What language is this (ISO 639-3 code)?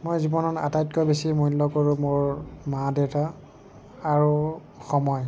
asm